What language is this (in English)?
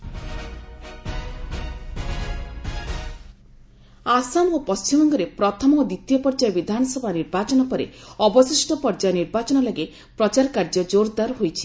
Odia